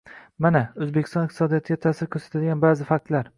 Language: Uzbek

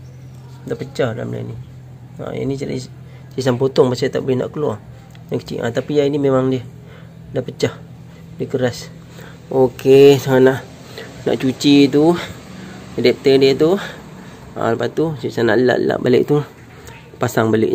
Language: Malay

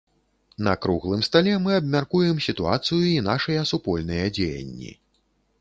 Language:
Belarusian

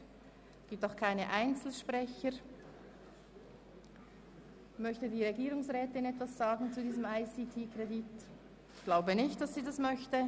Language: Swiss German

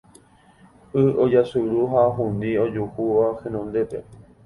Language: Guarani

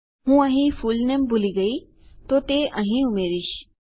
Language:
Gujarati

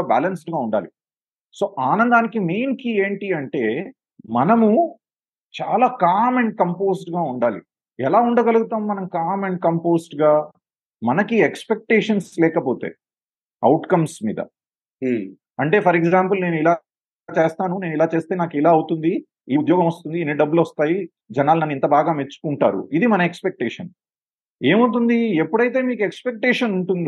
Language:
Telugu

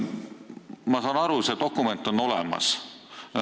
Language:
Estonian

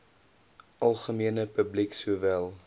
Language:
Afrikaans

